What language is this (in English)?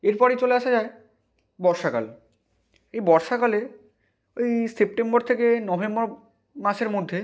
Bangla